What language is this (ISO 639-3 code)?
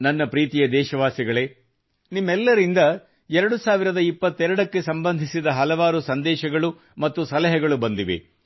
kan